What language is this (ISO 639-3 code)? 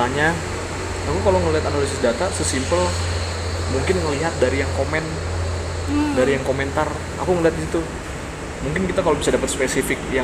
ind